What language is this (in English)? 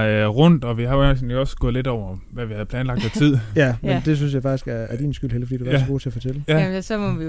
Danish